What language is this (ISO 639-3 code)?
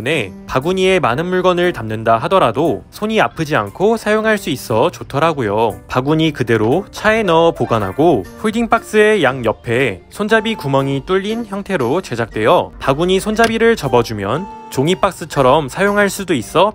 kor